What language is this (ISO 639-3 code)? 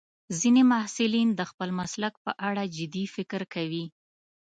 pus